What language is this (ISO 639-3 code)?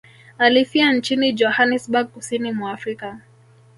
swa